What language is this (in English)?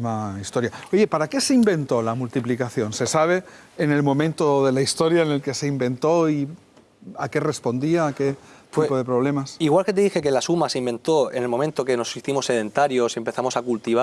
Spanish